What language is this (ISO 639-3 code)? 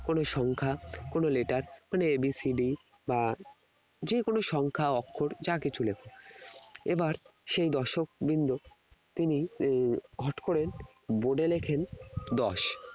ben